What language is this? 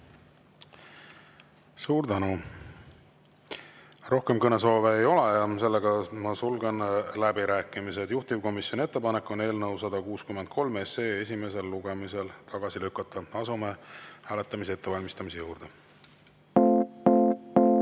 Estonian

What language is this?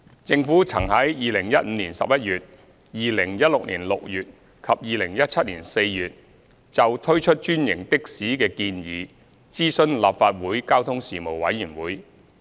Cantonese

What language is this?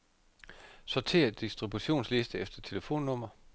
Danish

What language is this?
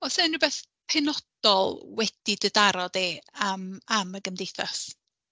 Welsh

